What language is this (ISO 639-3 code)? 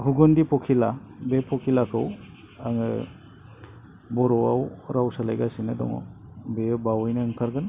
brx